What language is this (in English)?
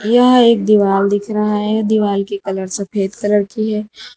Hindi